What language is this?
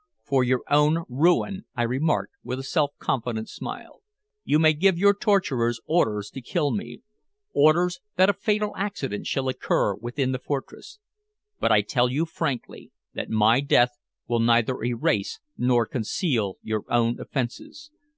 English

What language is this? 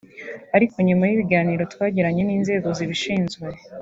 Kinyarwanda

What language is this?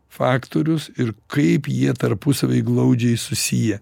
Lithuanian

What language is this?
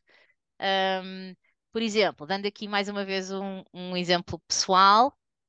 Portuguese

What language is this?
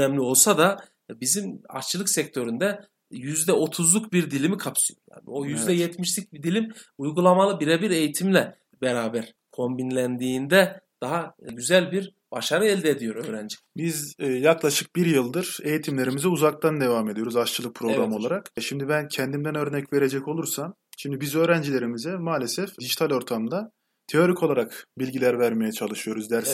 Turkish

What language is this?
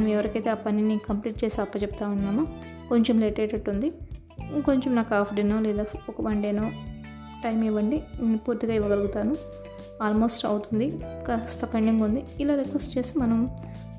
Telugu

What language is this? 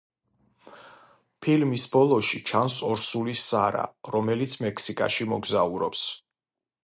Georgian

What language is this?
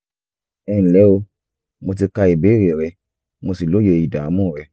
Yoruba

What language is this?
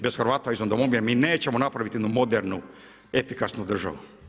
Croatian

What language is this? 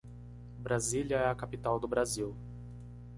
Portuguese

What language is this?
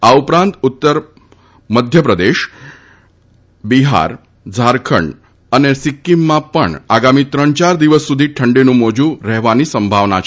Gujarati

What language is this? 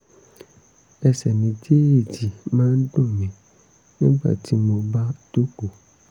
Yoruba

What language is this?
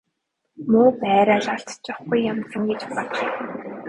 Mongolian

